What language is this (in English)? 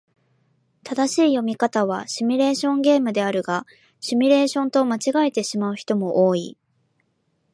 Japanese